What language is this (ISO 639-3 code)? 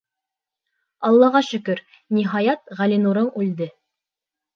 bak